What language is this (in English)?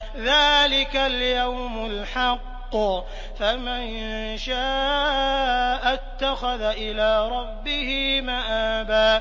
Arabic